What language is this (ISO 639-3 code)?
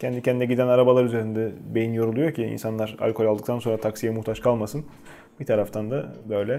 tur